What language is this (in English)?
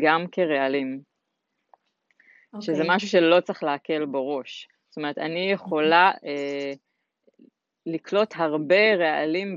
Hebrew